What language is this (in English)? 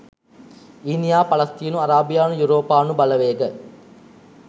Sinhala